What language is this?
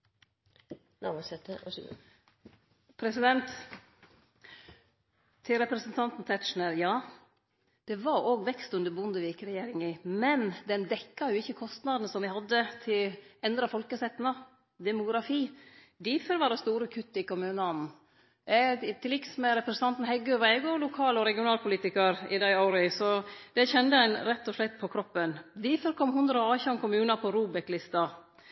Norwegian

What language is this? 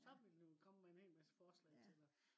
Danish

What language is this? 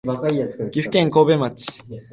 Japanese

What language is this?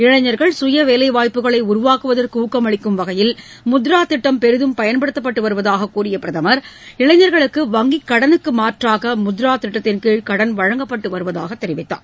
Tamil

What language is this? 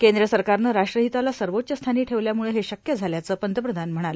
Marathi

